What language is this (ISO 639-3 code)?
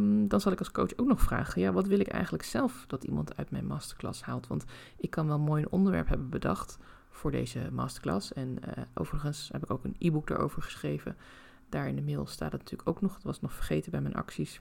nld